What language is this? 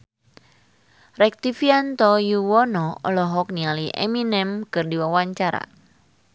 Sundanese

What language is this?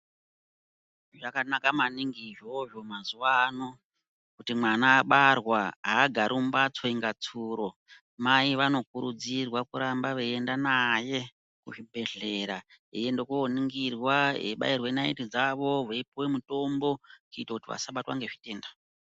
Ndau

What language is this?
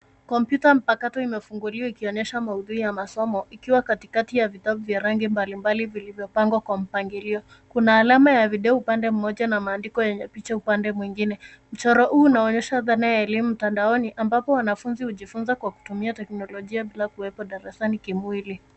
Swahili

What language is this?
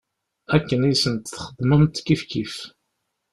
Kabyle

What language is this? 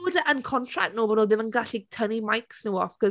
Welsh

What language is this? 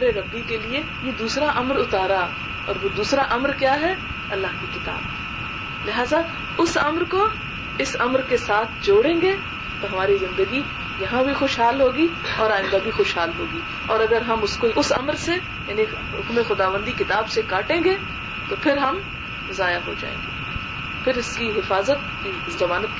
Urdu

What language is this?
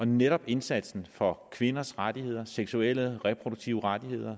Danish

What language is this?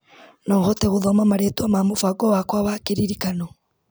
Kikuyu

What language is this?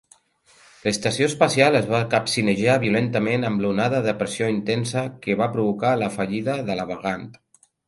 Catalan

